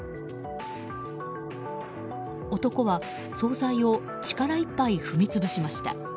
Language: Japanese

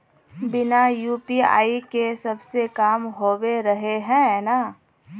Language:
Magahi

